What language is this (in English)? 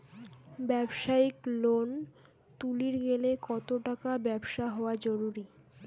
Bangla